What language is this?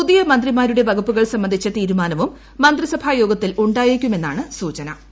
Malayalam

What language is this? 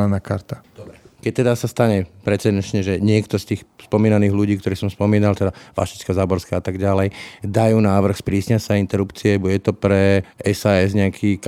Slovak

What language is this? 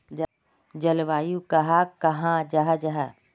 Magahi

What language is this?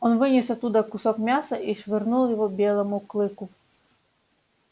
Russian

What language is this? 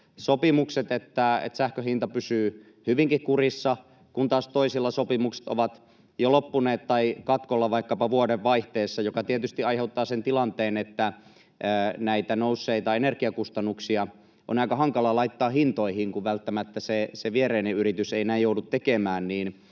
Finnish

